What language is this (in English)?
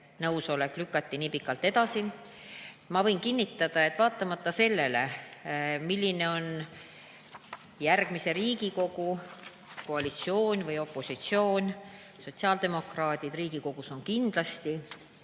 Estonian